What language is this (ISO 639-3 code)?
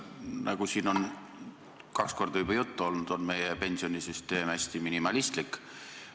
est